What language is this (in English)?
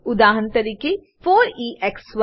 Gujarati